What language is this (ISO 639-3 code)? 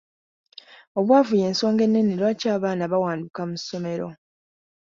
lug